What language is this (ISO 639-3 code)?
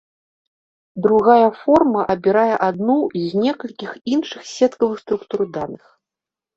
bel